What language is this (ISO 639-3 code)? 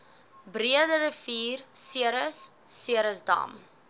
afr